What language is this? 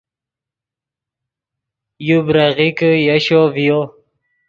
Yidgha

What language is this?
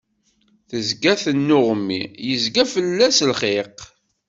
Kabyle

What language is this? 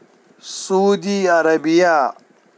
Kashmiri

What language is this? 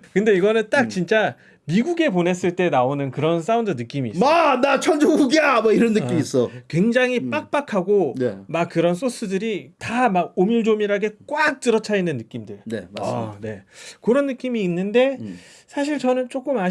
Korean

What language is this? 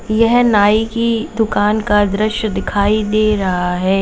Hindi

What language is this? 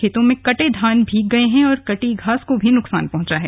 Hindi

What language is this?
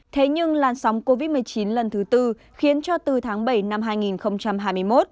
Vietnamese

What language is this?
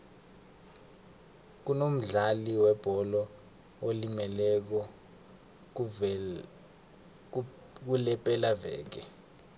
South Ndebele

